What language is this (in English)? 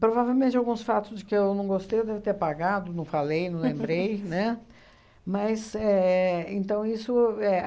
Portuguese